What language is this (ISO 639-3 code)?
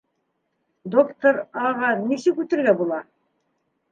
bak